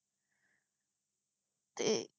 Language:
Punjabi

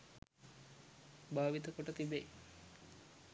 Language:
Sinhala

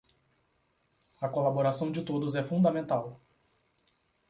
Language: Portuguese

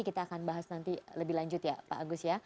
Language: Indonesian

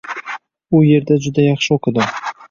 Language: Uzbek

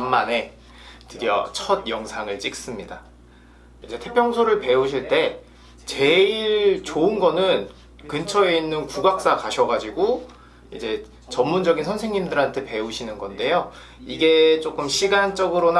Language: Korean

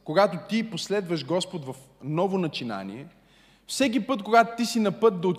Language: Bulgarian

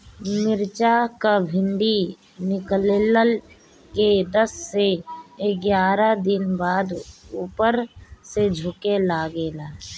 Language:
Bhojpuri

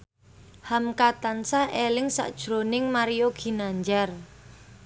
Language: Javanese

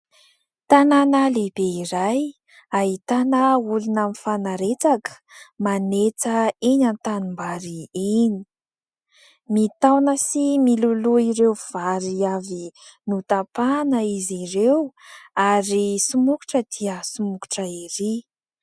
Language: Malagasy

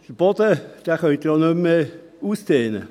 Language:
Swiss German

